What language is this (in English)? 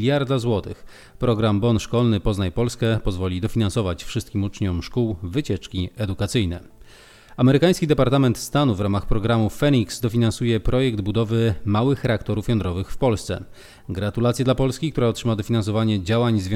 Polish